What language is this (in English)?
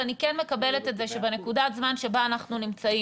Hebrew